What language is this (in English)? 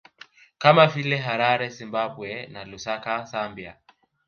Swahili